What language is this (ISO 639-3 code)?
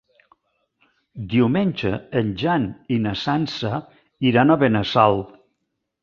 cat